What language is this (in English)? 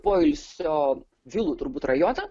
Lithuanian